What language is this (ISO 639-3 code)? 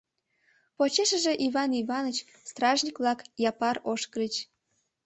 chm